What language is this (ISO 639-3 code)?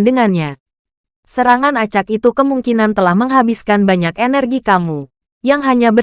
ind